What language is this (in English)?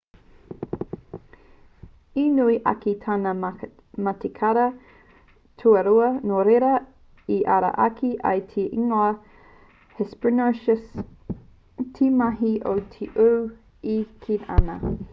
Māori